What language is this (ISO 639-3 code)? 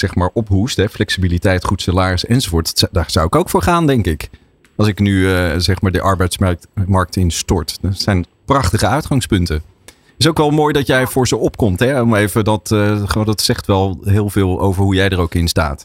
nld